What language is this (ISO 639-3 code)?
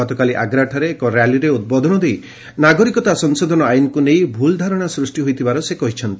ori